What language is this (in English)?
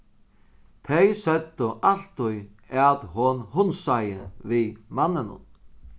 Faroese